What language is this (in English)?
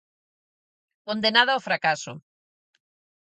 Galician